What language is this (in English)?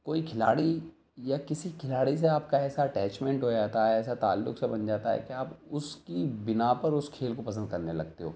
Urdu